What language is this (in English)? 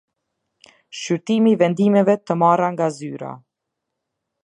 Albanian